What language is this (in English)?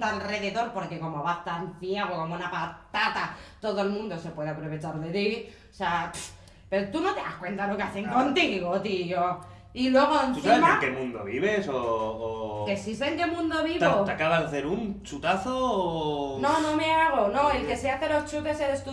Spanish